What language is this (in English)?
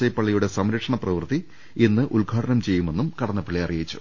Malayalam